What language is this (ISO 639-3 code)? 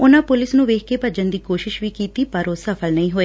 pan